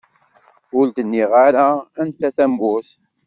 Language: Kabyle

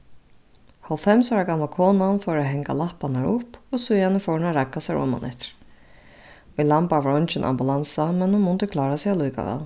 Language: Faroese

